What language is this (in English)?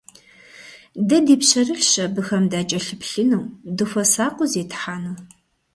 Kabardian